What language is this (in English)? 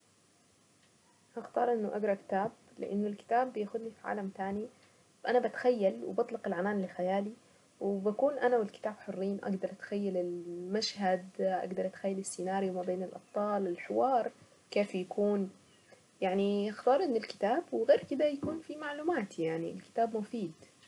Saidi Arabic